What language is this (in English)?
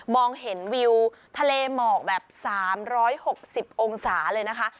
Thai